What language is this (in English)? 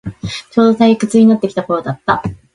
Japanese